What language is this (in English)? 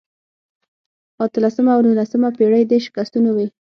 Pashto